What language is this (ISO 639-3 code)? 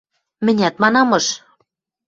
mrj